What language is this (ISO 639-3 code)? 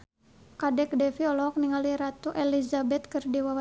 sun